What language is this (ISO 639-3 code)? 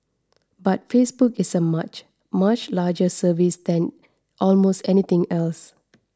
eng